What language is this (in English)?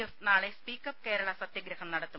Malayalam